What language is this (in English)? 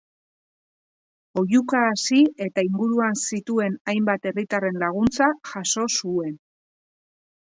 Basque